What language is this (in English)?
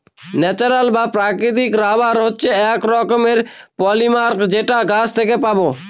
Bangla